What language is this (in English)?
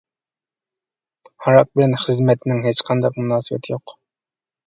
Uyghur